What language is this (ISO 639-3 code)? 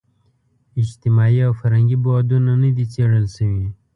pus